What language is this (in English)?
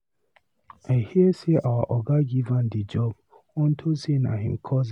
Nigerian Pidgin